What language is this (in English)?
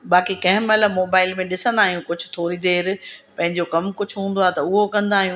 Sindhi